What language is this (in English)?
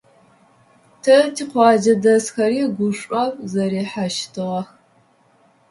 Adyghe